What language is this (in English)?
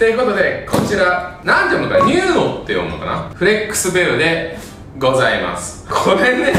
Japanese